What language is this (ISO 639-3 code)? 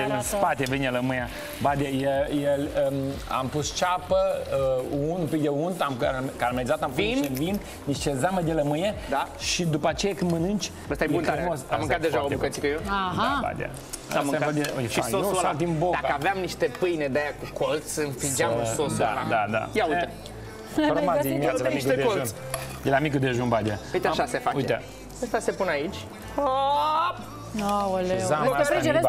ron